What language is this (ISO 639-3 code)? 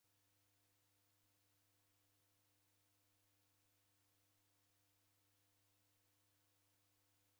dav